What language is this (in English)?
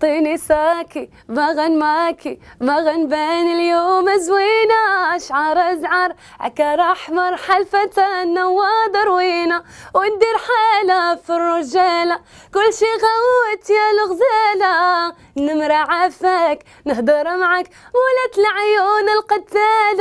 Arabic